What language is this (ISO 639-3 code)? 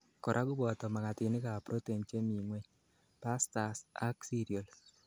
kln